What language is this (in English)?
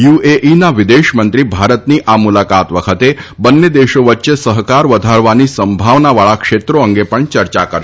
Gujarati